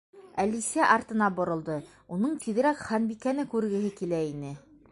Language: Bashkir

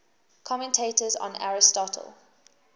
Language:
English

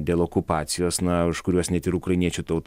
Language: Lithuanian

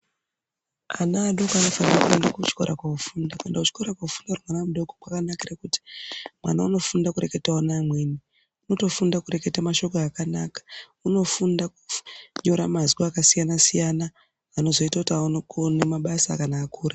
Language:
Ndau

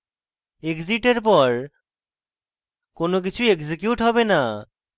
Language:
Bangla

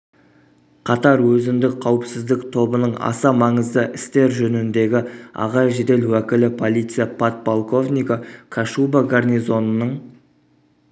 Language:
Kazakh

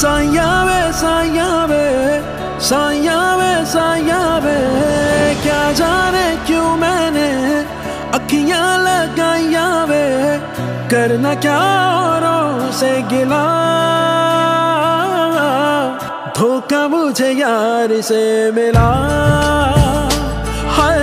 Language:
Hindi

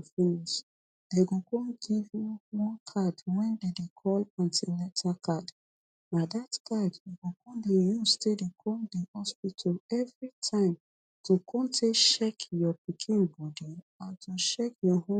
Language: Nigerian Pidgin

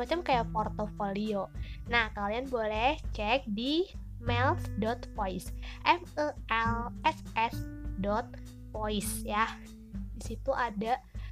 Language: Indonesian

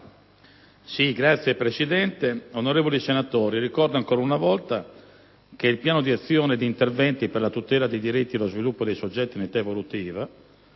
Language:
Italian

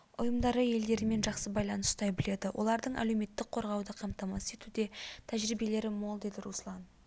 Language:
Kazakh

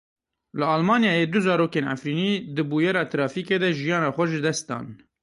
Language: Kurdish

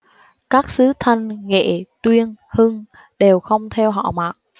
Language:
Vietnamese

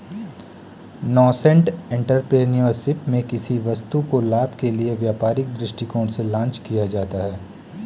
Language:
Hindi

